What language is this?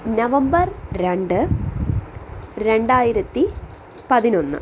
Malayalam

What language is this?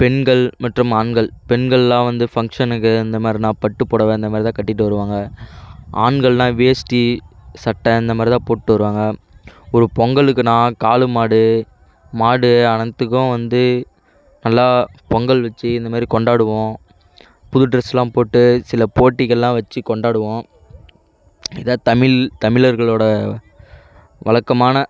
Tamil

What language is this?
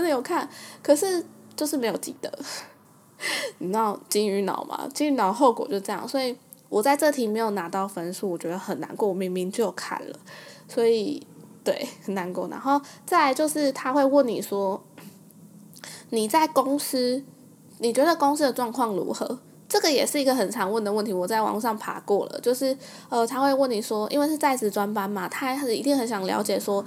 Chinese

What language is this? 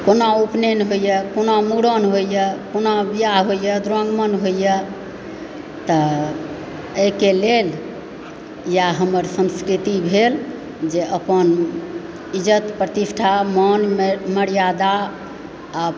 Maithili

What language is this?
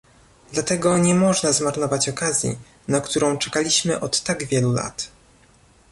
Polish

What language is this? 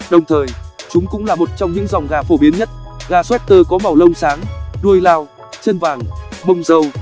Vietnamese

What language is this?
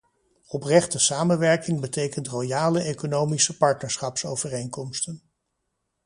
Dutch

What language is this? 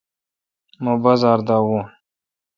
Kalkoti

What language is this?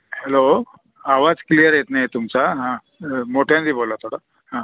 Marathi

